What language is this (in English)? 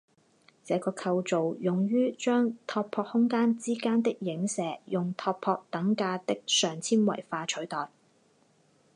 Chinese